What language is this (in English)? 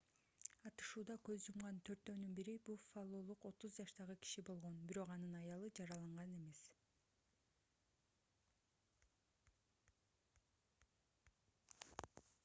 Kyrgyz